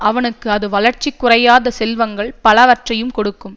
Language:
Tamil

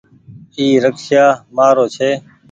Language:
Goaria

